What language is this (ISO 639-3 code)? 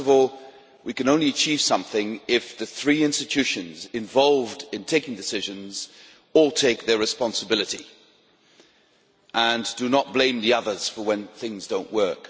eng